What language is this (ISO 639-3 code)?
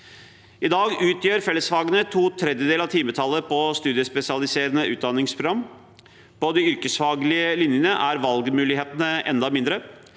nor